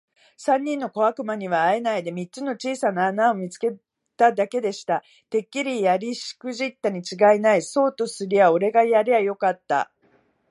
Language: Japanese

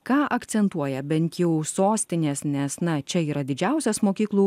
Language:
Lithuanian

